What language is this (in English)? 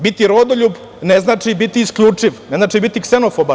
Serbian